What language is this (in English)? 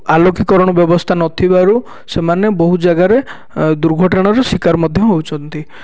Odia